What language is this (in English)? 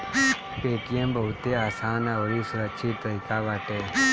Bhojpuri